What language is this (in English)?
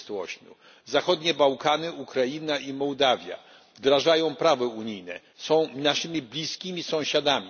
Polish